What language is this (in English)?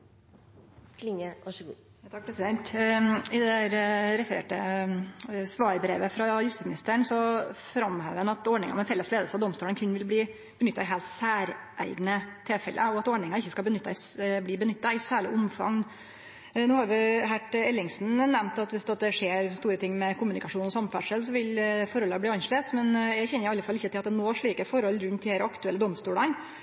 Norwegian Nynorsk